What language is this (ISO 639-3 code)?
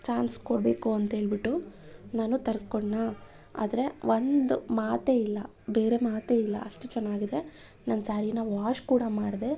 kan